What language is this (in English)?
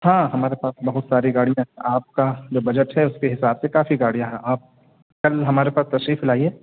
Urdu